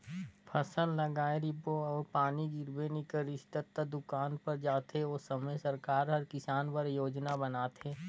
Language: Chhattisgarhi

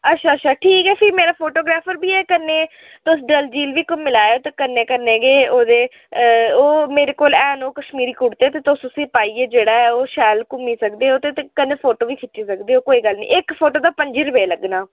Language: Dogri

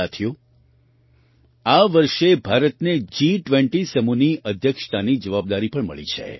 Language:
Gujarati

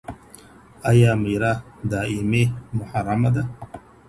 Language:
Pashto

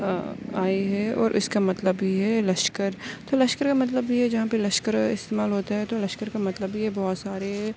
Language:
Urdu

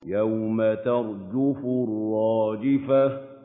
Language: Arabic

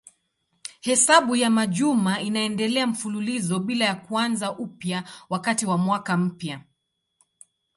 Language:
Swahili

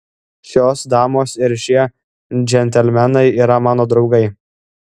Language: Lithuanian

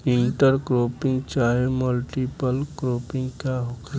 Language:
Bhojpuri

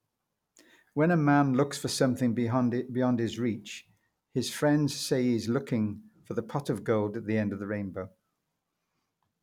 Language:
English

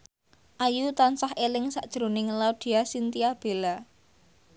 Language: Javanese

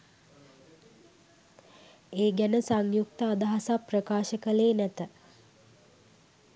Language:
Sinhala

